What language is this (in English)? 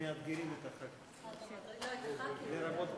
Hebrew